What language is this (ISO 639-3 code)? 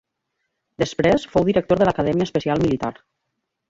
cat